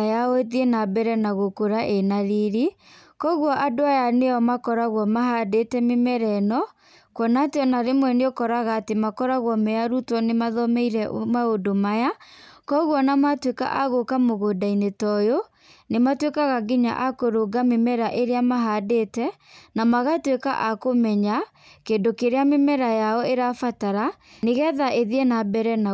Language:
Kikuyu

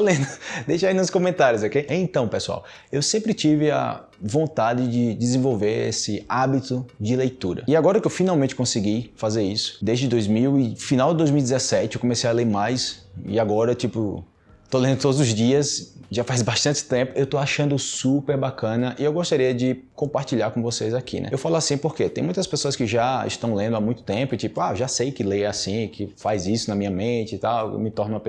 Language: Portuguese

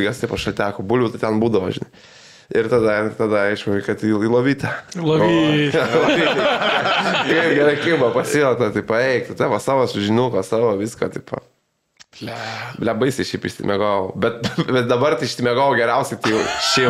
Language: Lithuanian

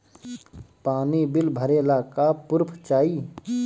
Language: Bhojpuri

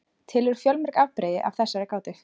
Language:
Icelandic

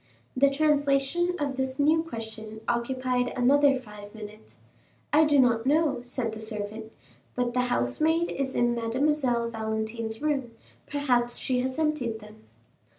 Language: English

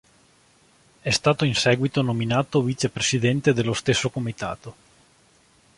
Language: Italian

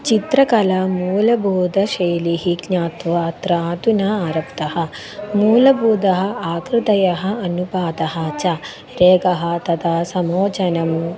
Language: Sanskrit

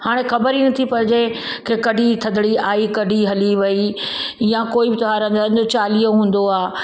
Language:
Sindhi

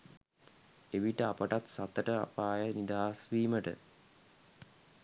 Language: Sinhala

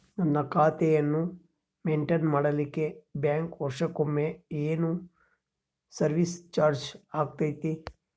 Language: Kannada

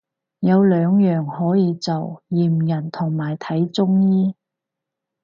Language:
Cantonese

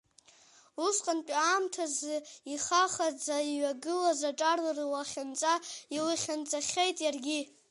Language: Abkhazian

